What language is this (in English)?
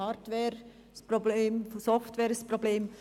Swiss German